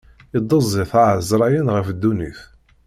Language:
Kabyle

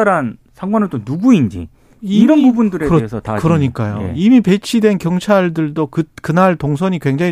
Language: Korean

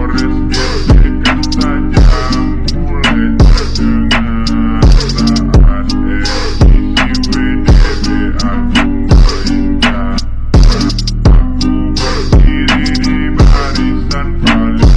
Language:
Indonesian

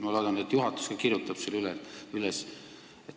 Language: Estonian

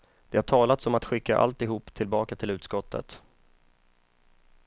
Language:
Swedish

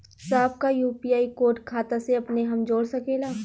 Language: Bhojpuri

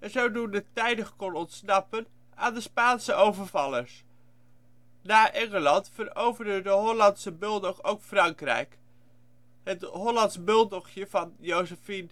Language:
Dutch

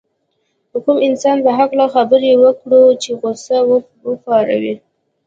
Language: Pashto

